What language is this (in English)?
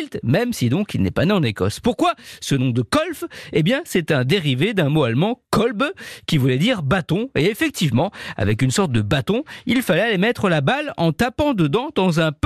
French